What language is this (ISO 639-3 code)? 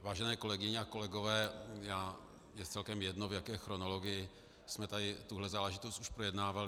ces